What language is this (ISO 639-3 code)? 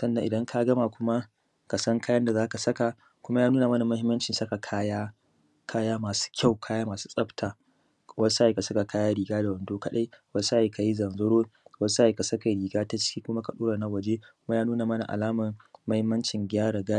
hau